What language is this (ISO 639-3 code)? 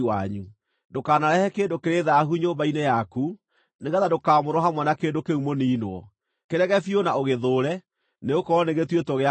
kik